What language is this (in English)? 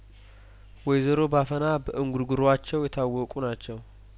Amharic